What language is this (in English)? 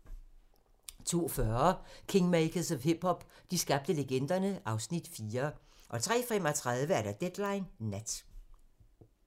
Danish